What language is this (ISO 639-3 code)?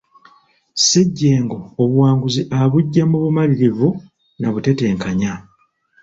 lug